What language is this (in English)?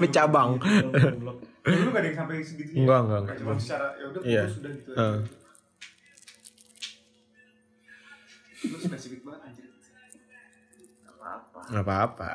Indonesian